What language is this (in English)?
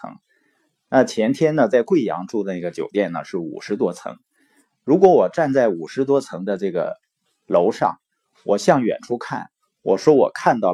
Chinese